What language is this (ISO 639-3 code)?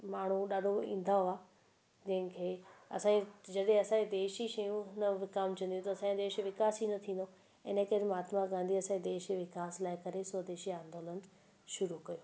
snd